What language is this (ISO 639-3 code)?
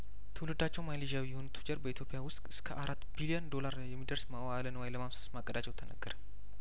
amh